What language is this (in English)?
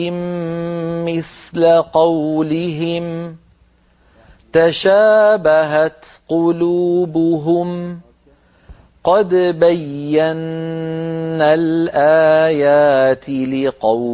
Arabic